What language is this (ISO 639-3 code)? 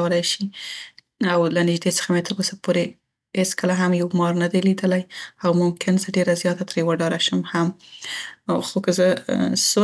pst